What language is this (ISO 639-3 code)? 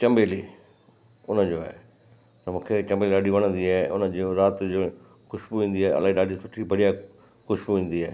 snd